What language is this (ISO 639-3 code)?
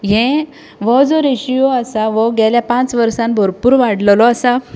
kok